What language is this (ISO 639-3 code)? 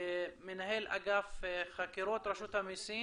heb